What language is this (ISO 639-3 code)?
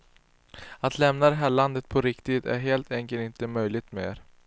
swe